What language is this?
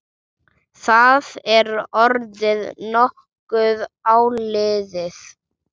Icelandic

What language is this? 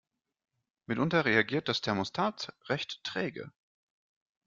German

